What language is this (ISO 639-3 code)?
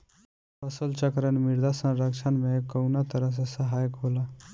bho